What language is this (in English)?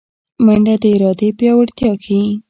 Pashto